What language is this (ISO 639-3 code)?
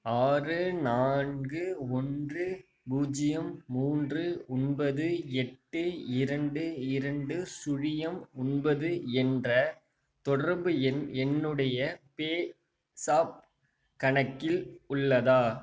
tam